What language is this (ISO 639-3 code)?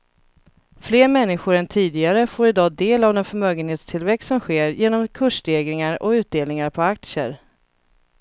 swe